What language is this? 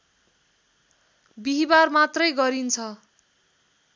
Nepali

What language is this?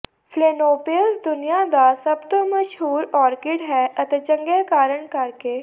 Punjabi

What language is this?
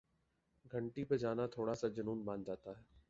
Urdu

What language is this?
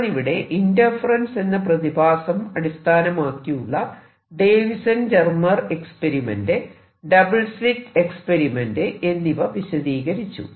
Malayalam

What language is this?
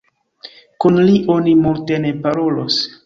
Esperanto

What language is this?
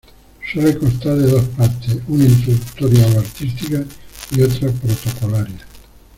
Spanish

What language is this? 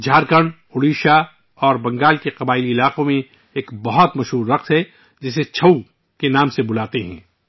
Urdu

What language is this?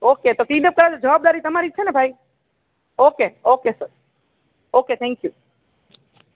Gujarati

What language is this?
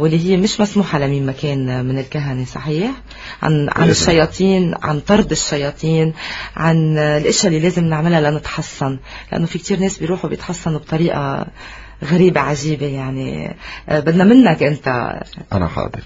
Arabic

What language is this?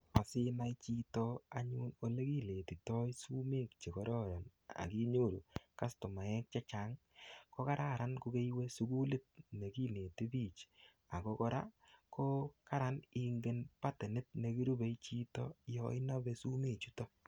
Kalenjin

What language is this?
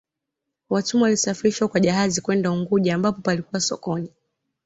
Swahili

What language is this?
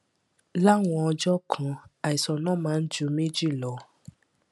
Yoruba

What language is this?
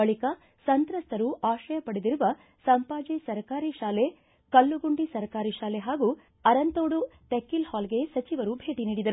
Kannada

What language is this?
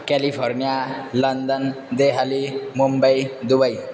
Sanskrit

